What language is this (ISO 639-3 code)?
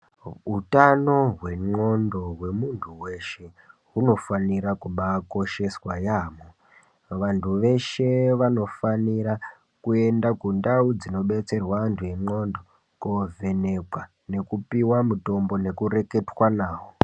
ndc